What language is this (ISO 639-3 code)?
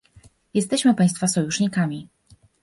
pol